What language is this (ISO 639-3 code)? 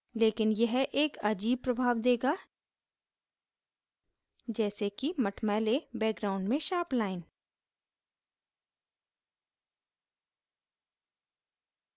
hin